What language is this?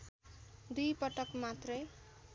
Nepali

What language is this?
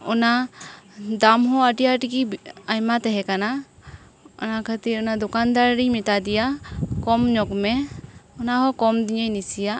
Santali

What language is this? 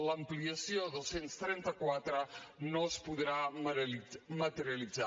Catalan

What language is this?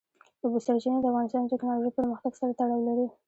Pashto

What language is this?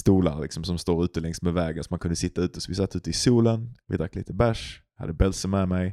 Swedish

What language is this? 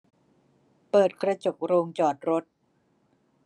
Thai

